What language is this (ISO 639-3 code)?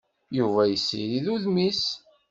kab